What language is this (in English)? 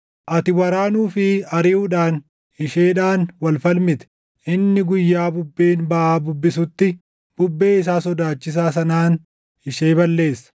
Oromo